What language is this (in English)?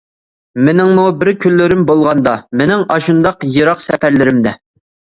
Uyghur